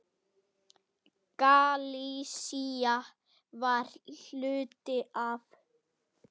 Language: Icelandic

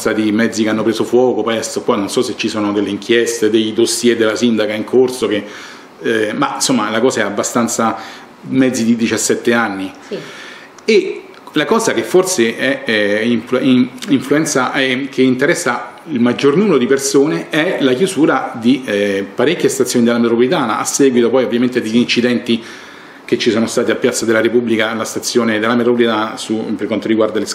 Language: Italian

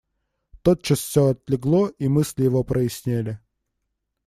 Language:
Russian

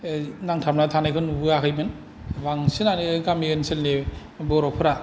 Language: Bodo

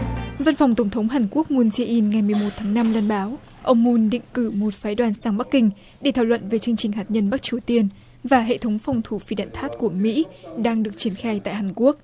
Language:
Vietnamese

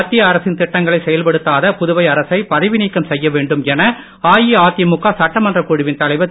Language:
Tamil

